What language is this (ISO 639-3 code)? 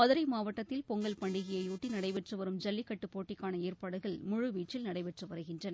tam